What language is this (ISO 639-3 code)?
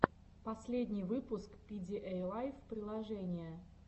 rus